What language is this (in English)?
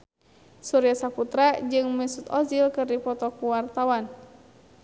Sundanese